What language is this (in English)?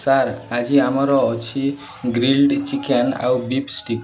Odia